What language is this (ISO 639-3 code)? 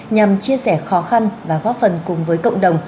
vie